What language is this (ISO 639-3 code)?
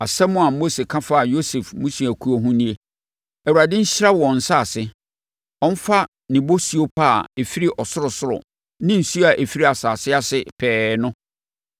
aka